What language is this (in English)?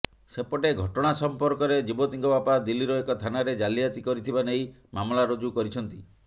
Odia